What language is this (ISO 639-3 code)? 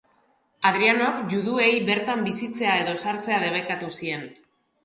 eus